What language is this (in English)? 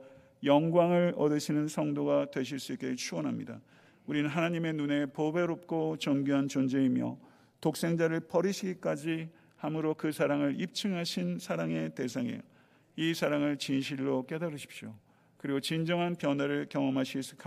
Korean